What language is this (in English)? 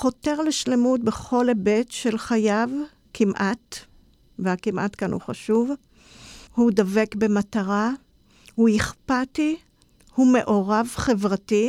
Hebrew